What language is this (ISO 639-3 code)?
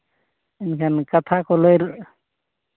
sat